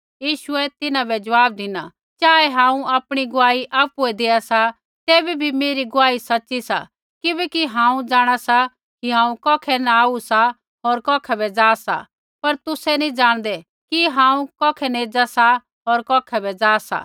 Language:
Kullu Pahari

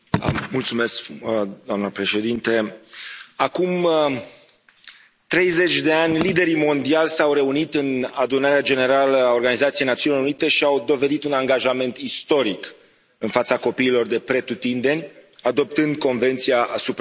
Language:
Romanian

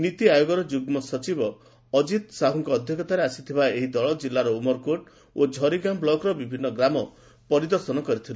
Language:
Odia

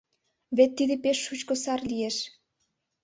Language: Mari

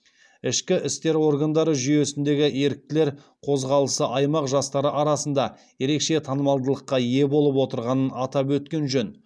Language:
Kazakh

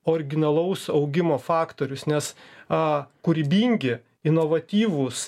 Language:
Lithuanian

